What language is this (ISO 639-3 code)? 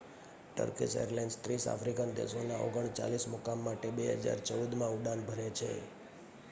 guj